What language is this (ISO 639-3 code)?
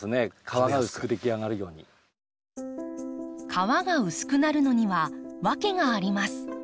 jpn